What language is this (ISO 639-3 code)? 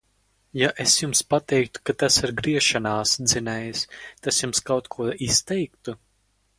lav